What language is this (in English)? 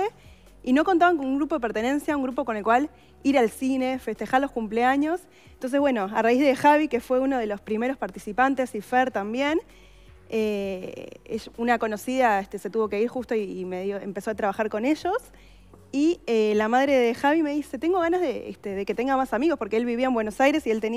Spanish